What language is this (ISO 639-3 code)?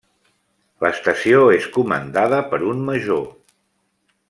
cat